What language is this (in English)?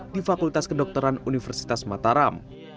Indonesian